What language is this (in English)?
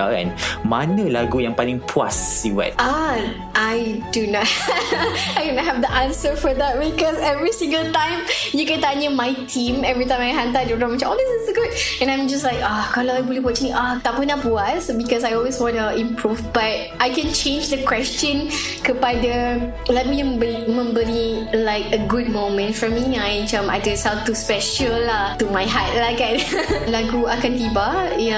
Malay